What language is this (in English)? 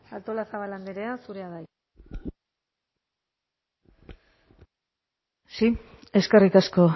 Basque